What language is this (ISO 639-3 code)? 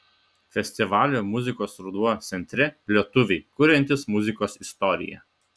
lit